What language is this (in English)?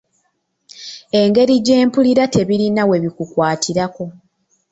Ganda